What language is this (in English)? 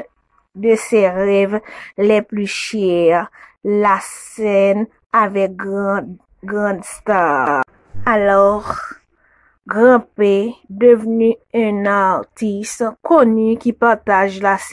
French